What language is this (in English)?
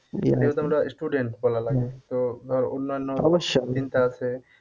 Bangla